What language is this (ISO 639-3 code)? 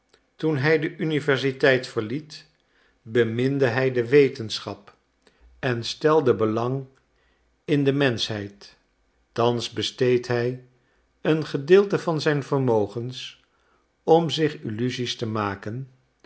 nld